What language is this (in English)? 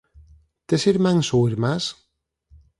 Galician